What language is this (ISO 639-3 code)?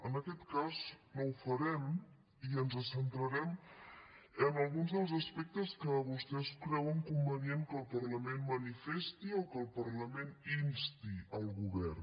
cat